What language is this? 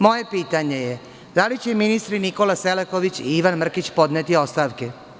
Serbian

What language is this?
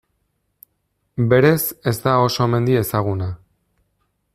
Basque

